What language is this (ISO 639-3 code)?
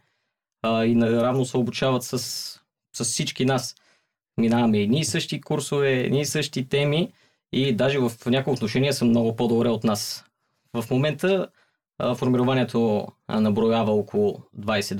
bul